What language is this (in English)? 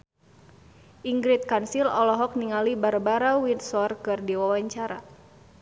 Sundanese